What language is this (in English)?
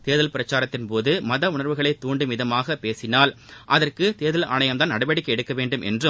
Tamil